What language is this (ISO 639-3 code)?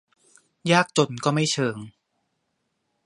tha